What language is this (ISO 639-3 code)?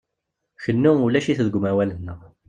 kab